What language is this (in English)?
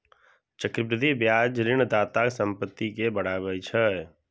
Maithili